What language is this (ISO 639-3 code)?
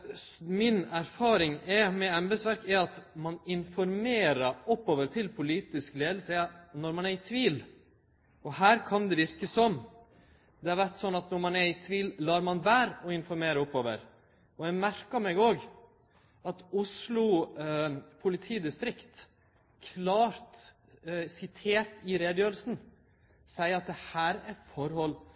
nno